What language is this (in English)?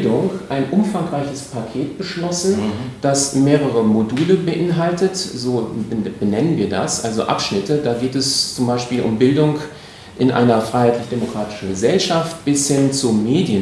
German